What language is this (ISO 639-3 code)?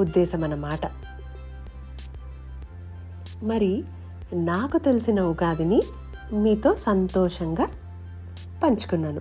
tel